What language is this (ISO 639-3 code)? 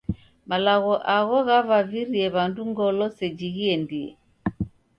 dav